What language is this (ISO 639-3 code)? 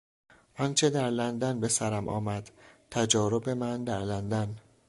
fas